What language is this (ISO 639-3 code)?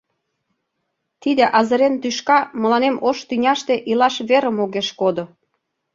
chm